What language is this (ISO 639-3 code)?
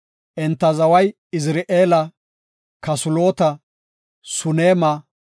gof